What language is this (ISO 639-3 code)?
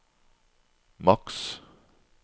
nor